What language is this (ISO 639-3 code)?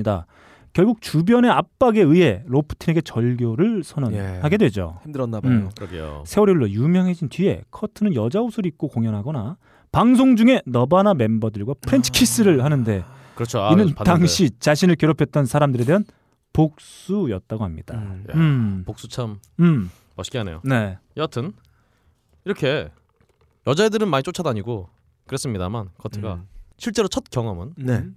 kor